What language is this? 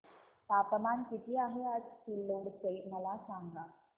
Marathi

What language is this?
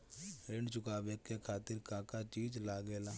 Bhojpuri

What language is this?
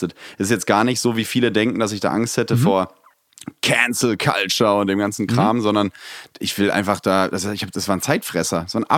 German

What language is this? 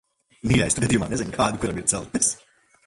Latvian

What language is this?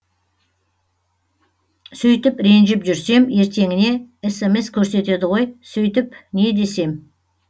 Kazakh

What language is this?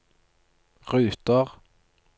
Norwegian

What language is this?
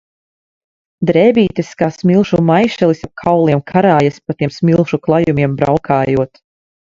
Latvian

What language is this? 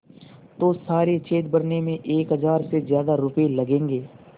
Hindi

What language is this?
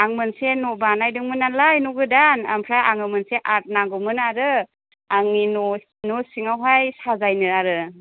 Bodo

